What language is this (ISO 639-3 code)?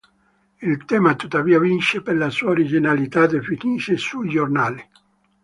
ita